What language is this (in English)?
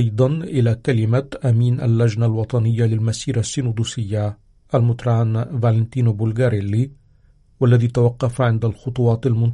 Arabic